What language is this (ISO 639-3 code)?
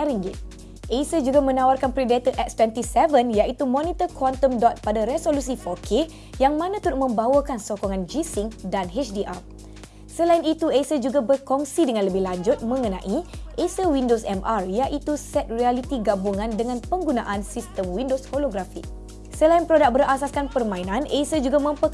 msa